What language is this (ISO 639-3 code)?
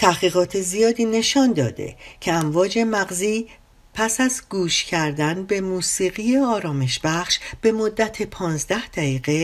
fas